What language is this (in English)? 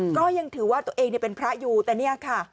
Thai